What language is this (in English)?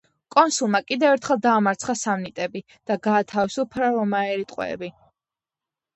Georgian